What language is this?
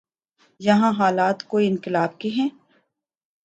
Urdu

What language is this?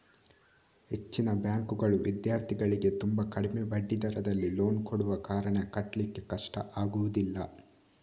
Kannada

